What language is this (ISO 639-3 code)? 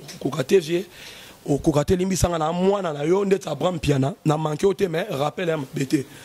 fra